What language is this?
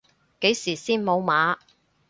Cantonese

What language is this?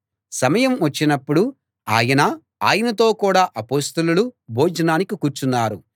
Telugu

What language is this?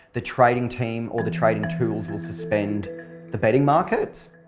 English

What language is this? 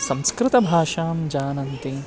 Sanskrit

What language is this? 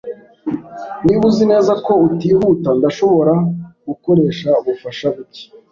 Kinyarwanda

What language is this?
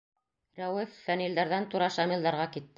Bashkir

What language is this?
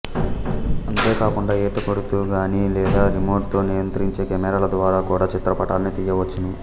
Telugu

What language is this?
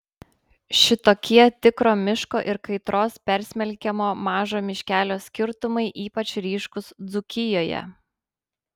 Lithuanian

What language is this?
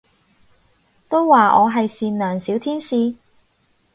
Cantonese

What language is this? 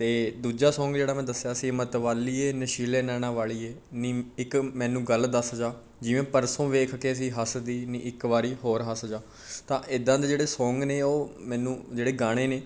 Punjabi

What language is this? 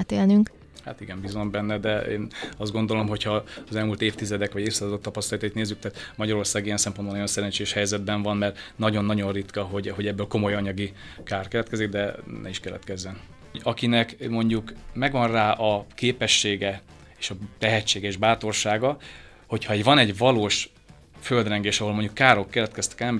Hungarian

